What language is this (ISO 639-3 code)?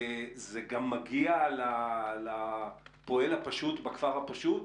heb